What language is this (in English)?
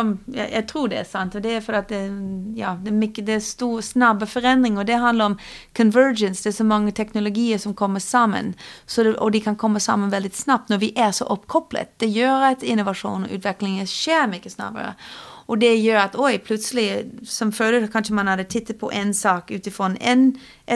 Swedish